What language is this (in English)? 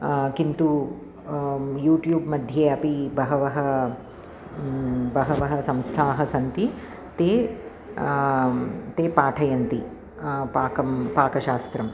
Sanskrit